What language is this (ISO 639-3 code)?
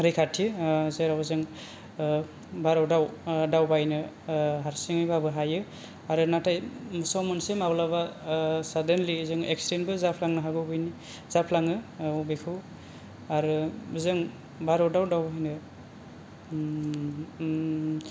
brx